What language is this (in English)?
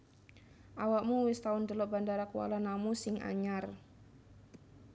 Javanese